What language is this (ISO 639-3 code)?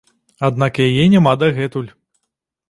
bel